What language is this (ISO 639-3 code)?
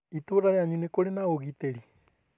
kik